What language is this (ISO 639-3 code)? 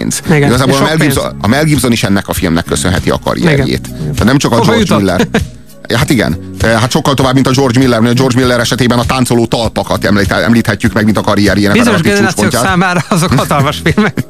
hun